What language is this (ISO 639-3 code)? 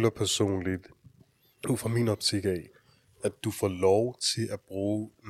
dan